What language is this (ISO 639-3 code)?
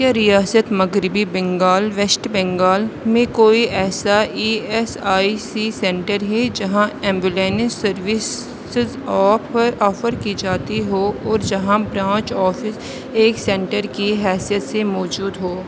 urd